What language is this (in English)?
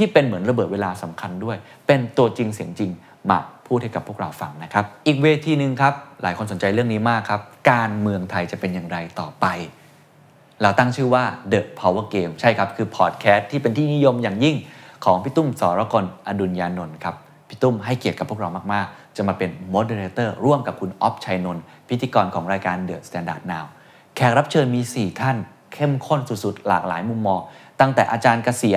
Thai